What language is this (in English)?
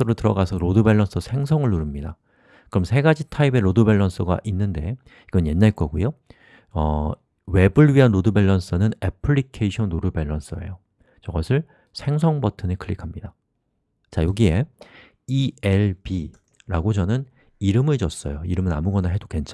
Korean